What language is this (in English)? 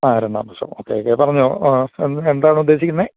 Malayalam